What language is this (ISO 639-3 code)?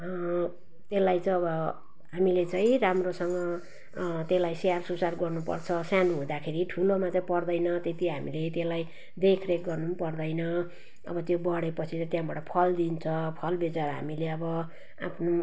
nep